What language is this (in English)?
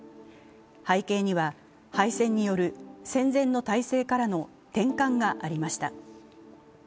Japanese